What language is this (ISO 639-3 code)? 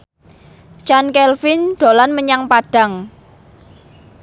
jav